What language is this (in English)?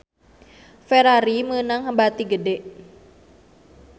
Sundanese